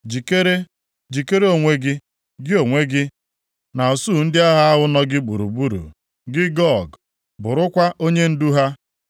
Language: Igbo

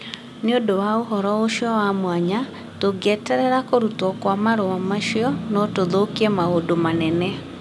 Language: Kikuyu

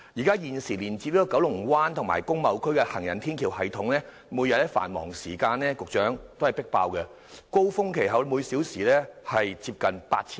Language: Cantonese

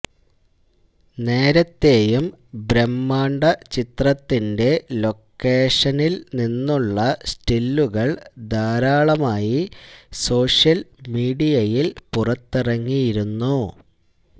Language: Malayalam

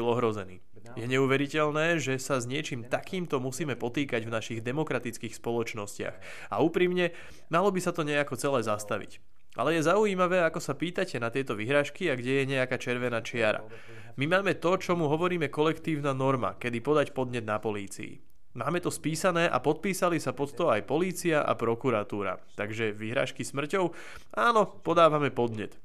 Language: Slovak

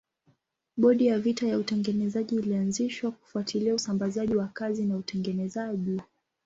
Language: Swahili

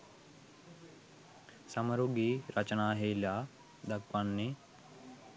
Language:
Sinhala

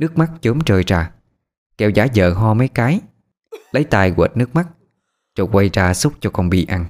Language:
Vietnamese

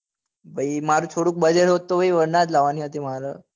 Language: Gujarati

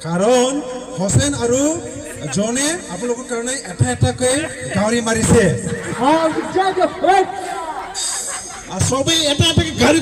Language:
Korean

